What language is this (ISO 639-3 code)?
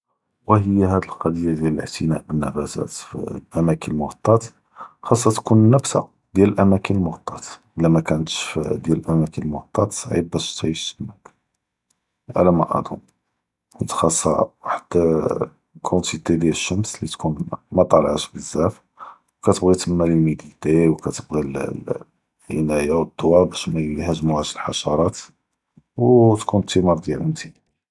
jrb